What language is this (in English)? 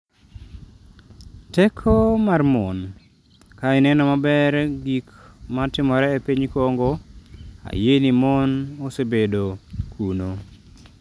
Luo (Kenya and Tanzania)